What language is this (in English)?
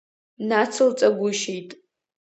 Abkhazian